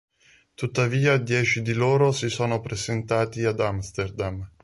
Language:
Italian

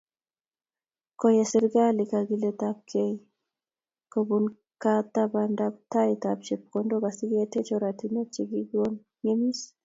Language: Kalenjin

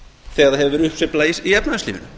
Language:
Icelandic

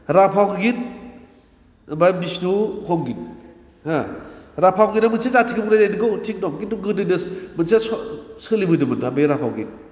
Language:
Bodo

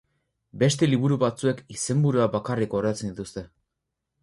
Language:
Basque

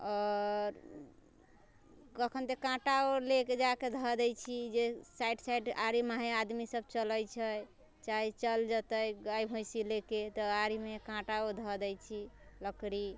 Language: Maithili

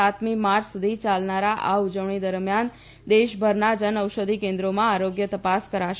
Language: Gujarati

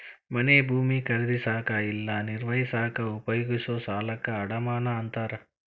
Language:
Kannada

